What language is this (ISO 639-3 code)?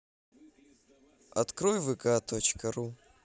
rus